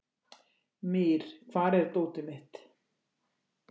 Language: Icelandic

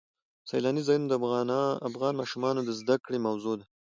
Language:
Pashto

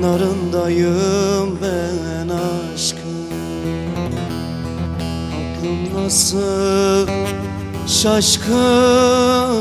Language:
Turkish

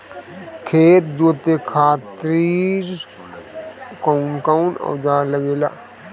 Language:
Bhojpuri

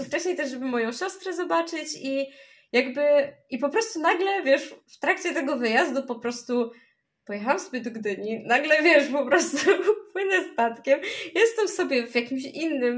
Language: Polish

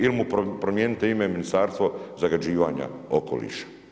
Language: Croatian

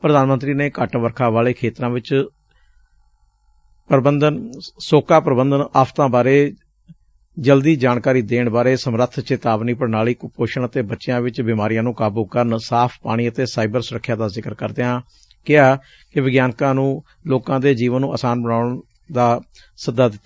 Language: Punjabi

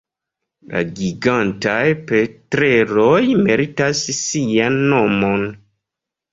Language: Esperanto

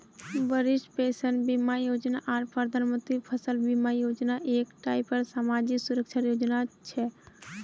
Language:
Magahi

